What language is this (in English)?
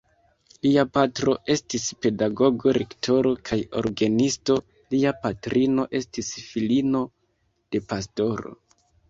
Esperanto